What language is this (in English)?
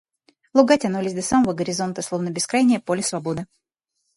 Russian